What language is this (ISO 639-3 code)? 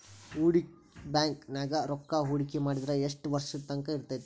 kan